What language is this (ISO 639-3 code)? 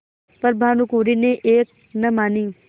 hin